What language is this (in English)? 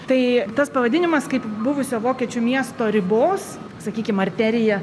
Lithuanian